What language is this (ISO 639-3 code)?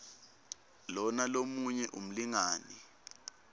ssw